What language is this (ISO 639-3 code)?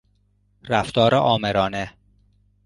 fas